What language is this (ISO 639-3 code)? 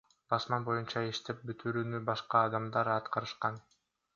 kir